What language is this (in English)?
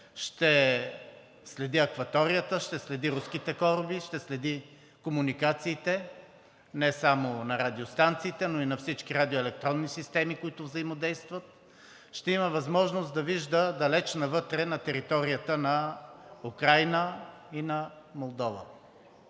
Bulgarian